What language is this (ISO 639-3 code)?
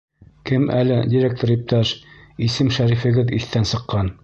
bak